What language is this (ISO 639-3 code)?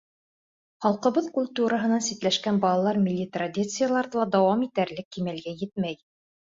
bak